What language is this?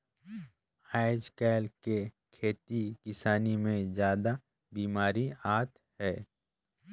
Chhattisgarhi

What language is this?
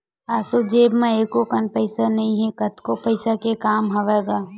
Chhattisgarhi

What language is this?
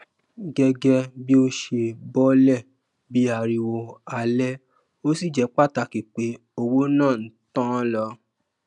Yoruba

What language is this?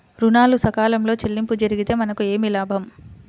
Telugu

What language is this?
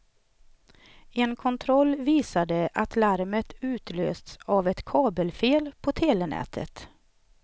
Swedish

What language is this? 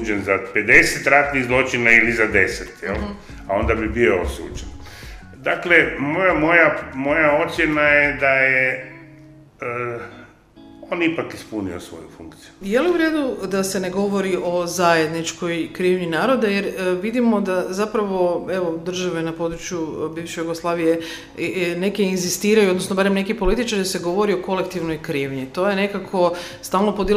Croatian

